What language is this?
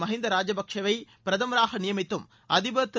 Tamil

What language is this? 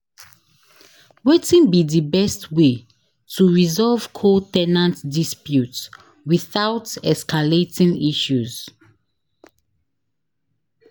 Nigerian Pidgin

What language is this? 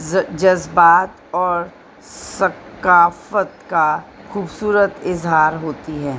Urdu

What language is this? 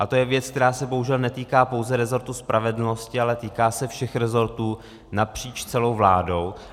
Czech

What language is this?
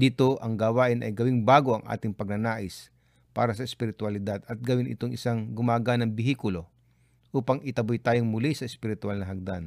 Filipino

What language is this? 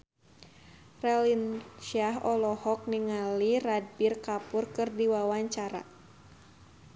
Sundanese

